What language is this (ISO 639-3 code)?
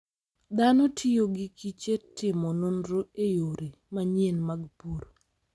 luo